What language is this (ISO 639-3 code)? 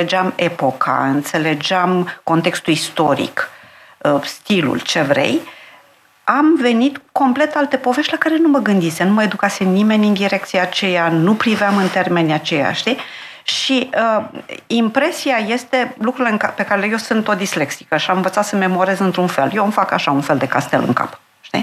ron